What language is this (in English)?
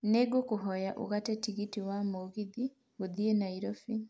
Kikuyu